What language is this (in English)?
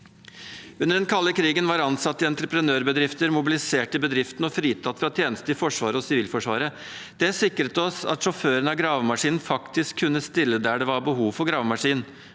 Norwegian